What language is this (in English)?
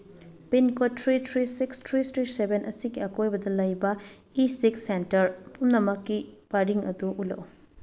Manipuri